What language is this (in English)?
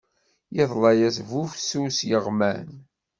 Kabyle